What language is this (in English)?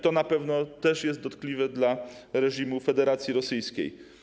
Polish